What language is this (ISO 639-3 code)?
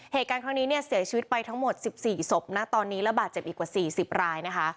tha